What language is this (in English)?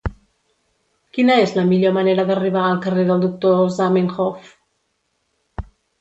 Catalan